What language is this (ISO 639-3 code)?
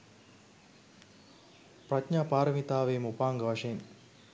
sin